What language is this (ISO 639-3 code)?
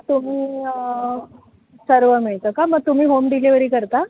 mar